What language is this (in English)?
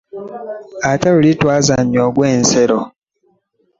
Ganda